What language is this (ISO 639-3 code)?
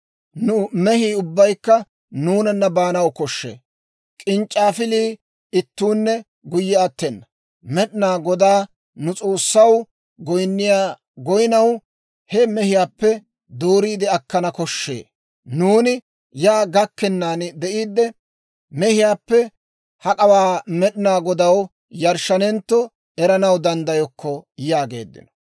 dwr